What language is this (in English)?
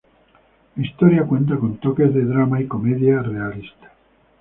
Spanish